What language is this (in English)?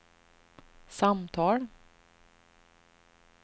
Swedish